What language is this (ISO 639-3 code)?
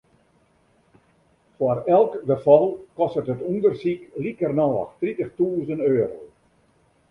fry